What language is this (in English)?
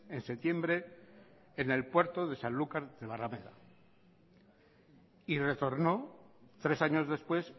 Spanish